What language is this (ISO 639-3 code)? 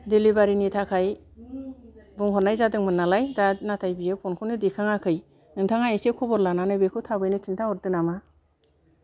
brx